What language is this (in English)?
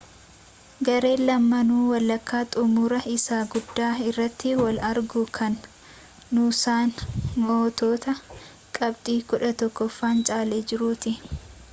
Oromo